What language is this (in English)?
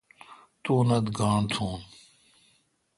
Kalkoti